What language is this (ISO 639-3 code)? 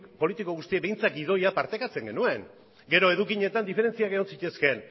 eus